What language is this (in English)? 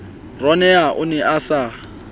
Southern Sotho